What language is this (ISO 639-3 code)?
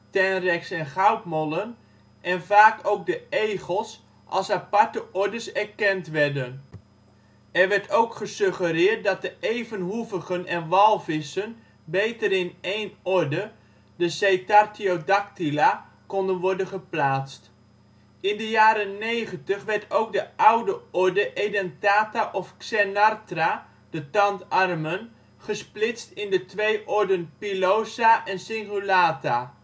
nld